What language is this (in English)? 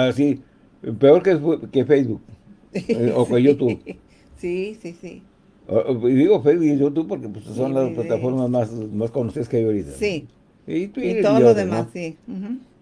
Spanish